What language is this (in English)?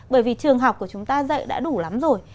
Vietnamese